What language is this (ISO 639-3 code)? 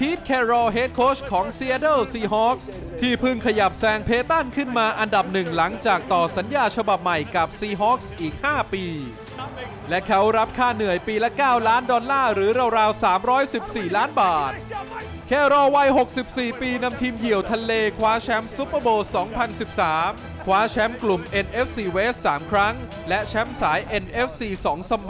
tha